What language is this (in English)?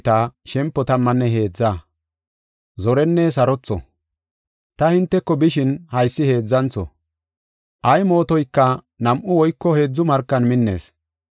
Gofa